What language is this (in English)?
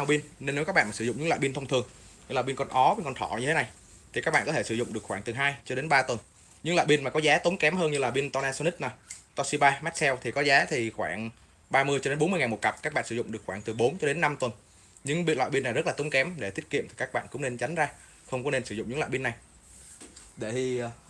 Vietnamese